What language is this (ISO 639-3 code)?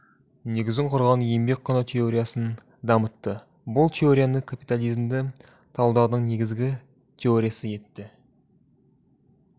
kaz